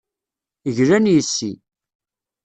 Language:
Kabyle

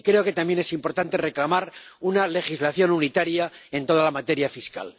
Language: Spanish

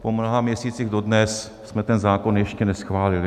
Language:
Czech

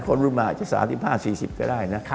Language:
Thai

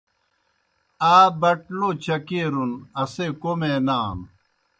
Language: Kohistani Shina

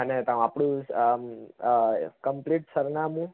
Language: Gujarati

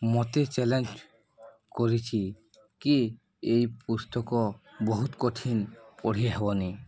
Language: Odia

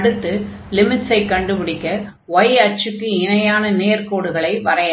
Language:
Tamil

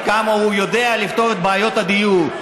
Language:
Hebrew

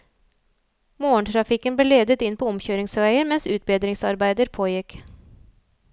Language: Norwegian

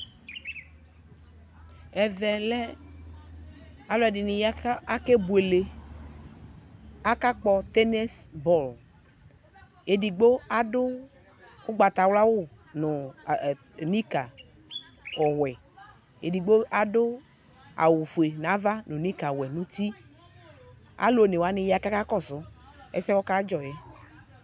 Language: Ikposo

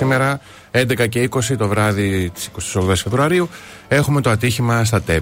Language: Greek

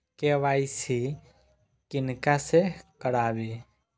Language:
Maithili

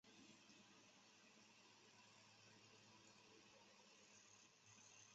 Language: Chinese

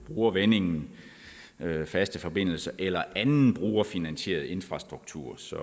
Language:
Danish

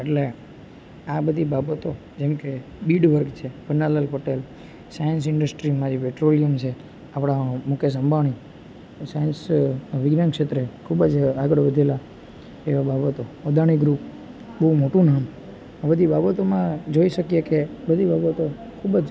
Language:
Gujarati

